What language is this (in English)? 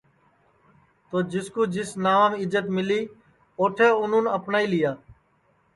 Sansi